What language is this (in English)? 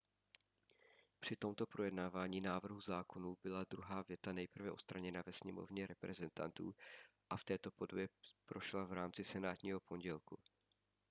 Czech